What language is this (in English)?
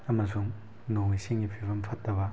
Manipuri